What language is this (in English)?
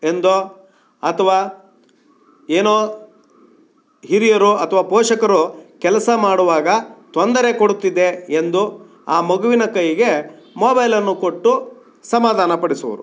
Kannada